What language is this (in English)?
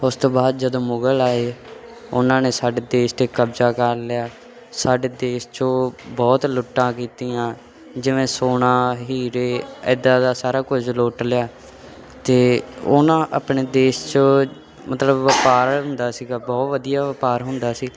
Punjabi